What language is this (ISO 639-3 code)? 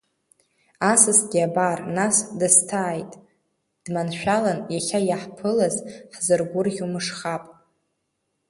abk